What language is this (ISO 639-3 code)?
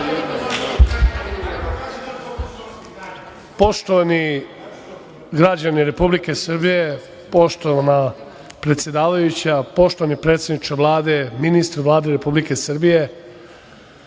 srp